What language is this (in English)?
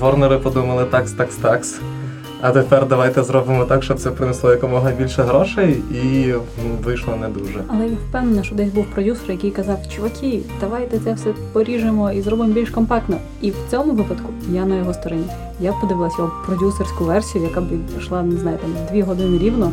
Ukrainian